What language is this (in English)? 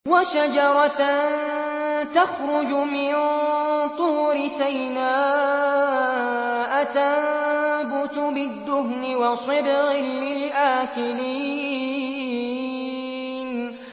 Arabic